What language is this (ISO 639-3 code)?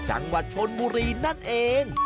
tha